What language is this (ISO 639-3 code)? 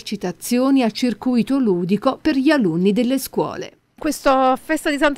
ita